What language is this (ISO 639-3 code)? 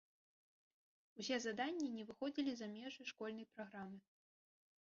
bel